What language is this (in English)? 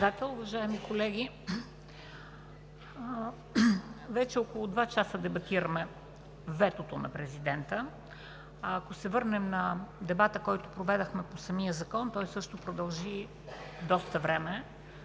Bulgarian